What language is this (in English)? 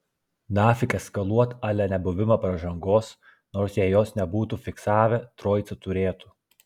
Lithuanian